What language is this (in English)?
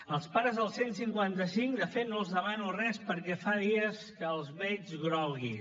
Catalan